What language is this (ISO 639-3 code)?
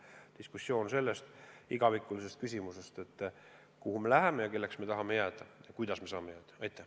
est